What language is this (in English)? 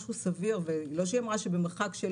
Hebrew